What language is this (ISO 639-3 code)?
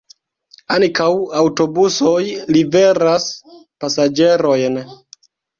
epo